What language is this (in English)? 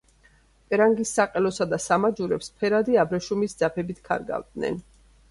Georgian